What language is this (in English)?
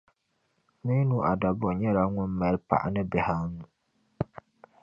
Dagbani